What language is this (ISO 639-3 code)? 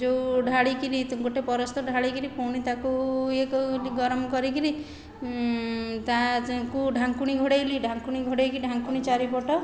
ori